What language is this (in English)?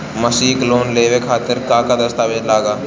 Bhojpuri